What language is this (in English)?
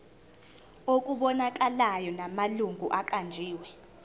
Zulu